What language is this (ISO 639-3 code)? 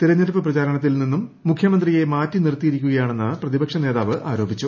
mal